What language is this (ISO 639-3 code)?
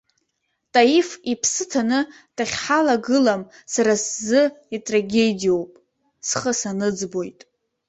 abk